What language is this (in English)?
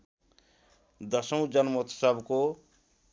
Nepali